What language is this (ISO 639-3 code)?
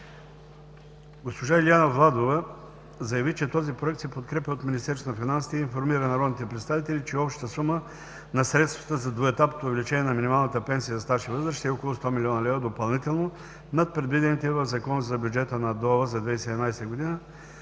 bul